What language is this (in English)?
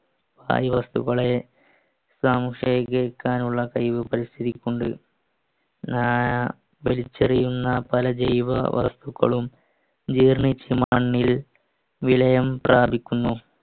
Malayalam